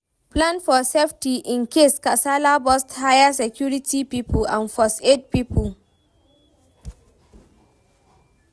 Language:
Nigerian Pidgin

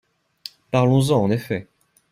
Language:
French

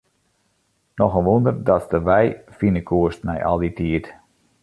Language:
Western Frisian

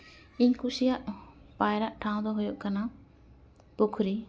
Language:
Santali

